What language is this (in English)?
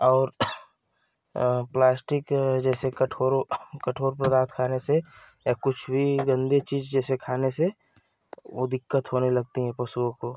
Hindi